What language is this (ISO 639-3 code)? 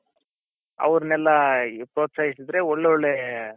kan